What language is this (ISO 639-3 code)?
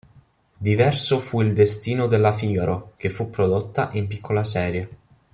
ita